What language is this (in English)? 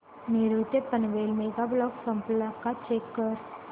Marathi